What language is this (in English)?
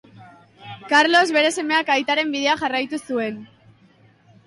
Basque